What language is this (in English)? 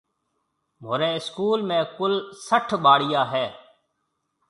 Marwari (Pakistan)